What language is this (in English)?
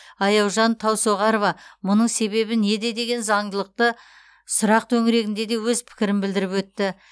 Kazakh